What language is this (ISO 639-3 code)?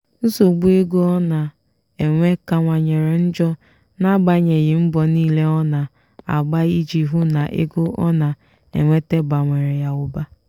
ibo